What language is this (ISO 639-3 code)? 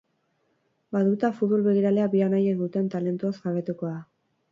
eus